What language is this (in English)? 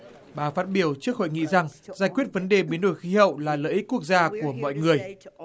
Vietnamese